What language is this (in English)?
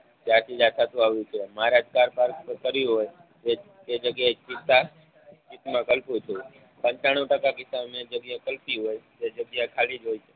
Gujarati